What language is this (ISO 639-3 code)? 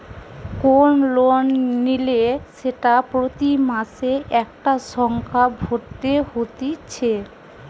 ben